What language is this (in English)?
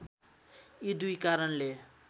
Nepali